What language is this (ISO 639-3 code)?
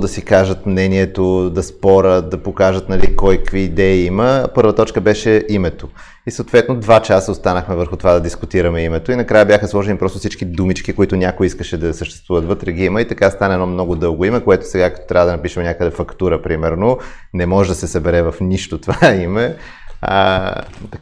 bul